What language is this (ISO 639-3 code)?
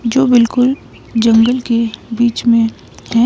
hin